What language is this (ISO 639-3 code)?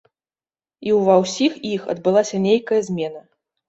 bel